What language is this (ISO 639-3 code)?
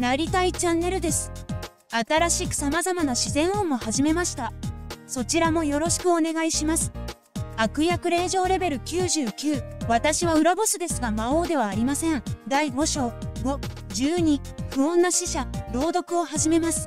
jpn